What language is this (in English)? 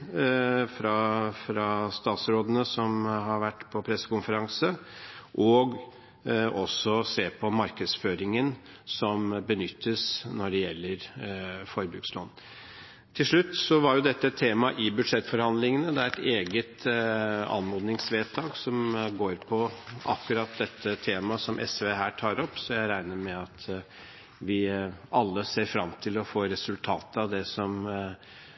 Norwegian Bokmål